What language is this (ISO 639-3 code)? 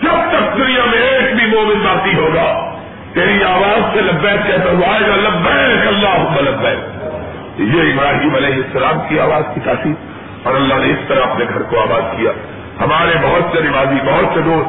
urd